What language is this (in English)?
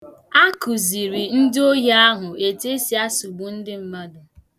Igbo